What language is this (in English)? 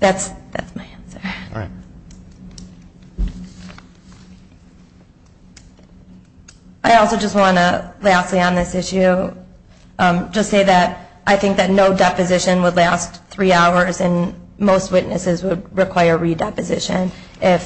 English